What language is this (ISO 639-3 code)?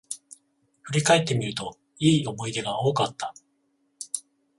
jpn